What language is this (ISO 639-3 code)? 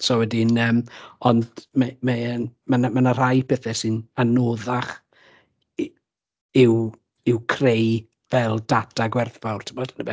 cym